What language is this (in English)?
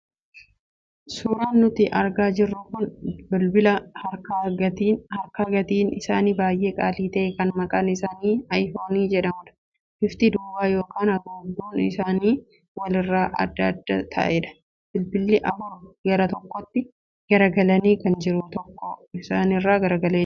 Oromo